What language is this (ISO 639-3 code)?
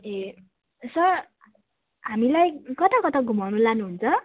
nep